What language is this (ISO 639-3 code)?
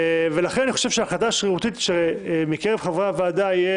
heb